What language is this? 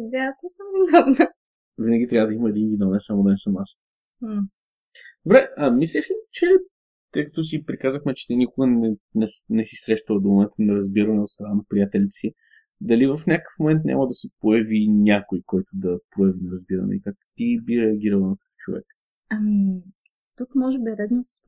Bulgarian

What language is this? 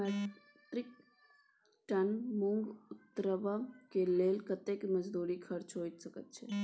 Maithili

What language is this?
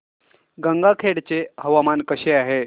Marathi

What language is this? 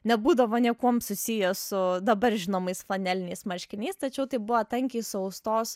Lithuanian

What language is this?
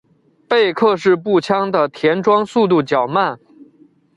Chinese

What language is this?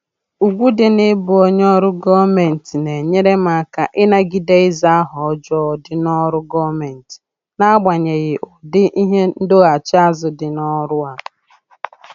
Igbo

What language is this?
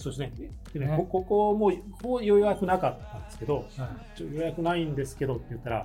Japanese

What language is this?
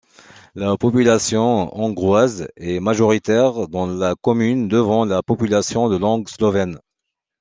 French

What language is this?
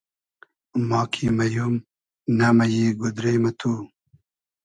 Hazaragi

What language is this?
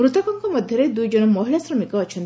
Odia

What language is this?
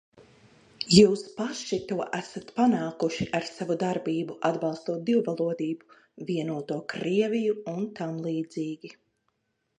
Latvian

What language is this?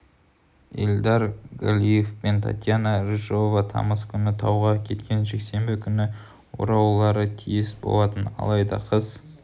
Kazakh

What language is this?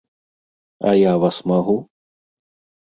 Belarusian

